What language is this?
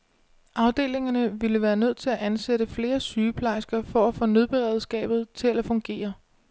Danish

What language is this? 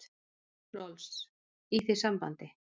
Icelandic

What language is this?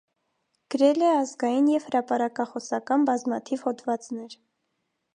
Armenian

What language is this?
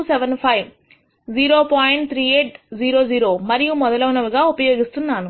Telugu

